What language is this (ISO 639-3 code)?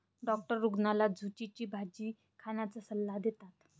mar